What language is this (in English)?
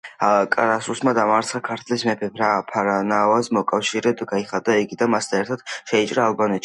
Georgian